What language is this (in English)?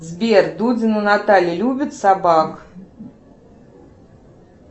Russian